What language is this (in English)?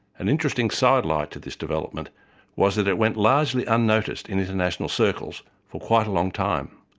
English